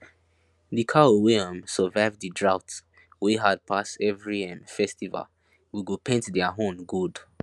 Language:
Nigerian Pidgin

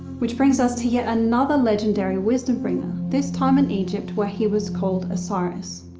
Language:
English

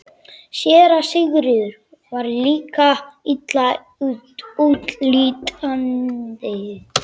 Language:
Icelandic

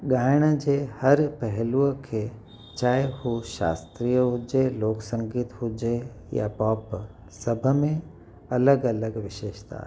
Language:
Sindhi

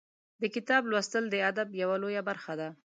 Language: Pashto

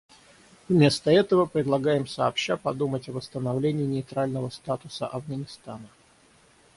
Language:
Russian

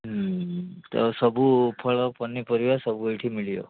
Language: Odia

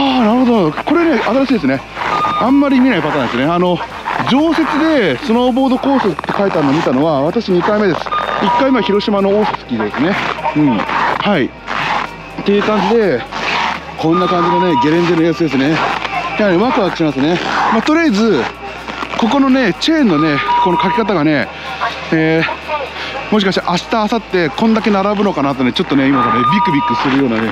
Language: Japanese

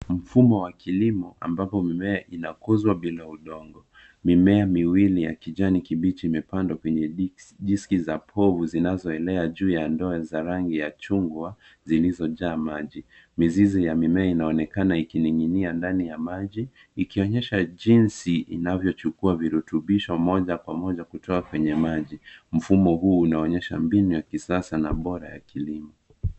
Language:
Swahili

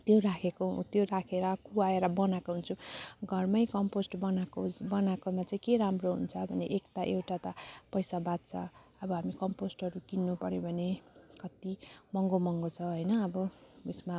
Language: Nepali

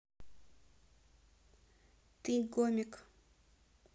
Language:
Russian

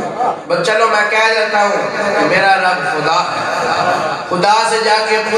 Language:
Arabic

